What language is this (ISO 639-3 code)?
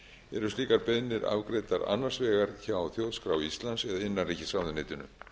isl